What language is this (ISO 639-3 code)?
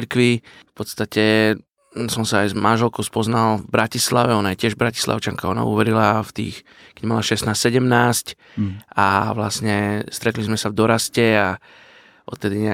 slk